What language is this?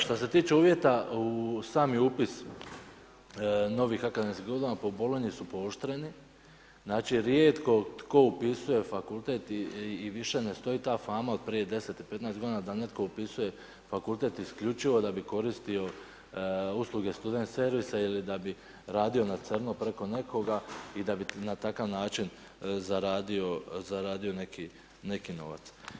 Croatian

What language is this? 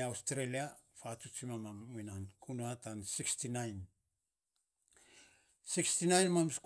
Saposa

